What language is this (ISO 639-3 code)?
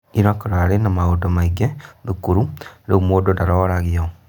kik